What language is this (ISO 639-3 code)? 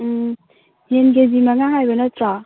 mni